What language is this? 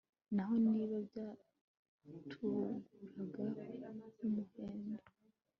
Kinyarwanda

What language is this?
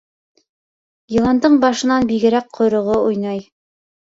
Bashkir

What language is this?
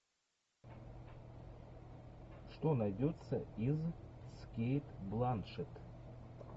Russian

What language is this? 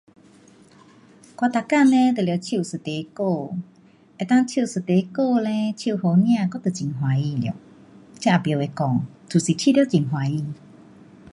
Pu-Xian Chinese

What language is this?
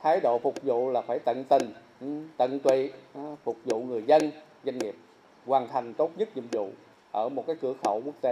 Vietnamese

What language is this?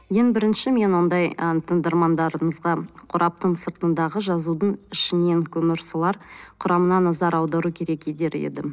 Kazakh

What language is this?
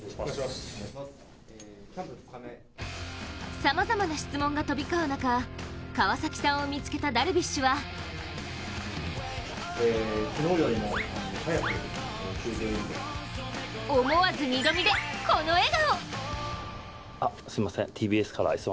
Japanese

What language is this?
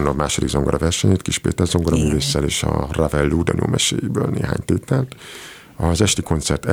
Hungarian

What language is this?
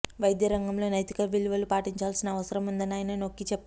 Telugu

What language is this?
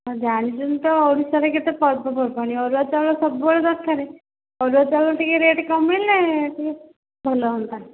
Odia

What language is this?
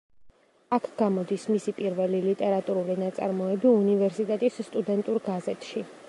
Georgian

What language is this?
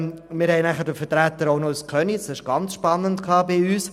Swiss German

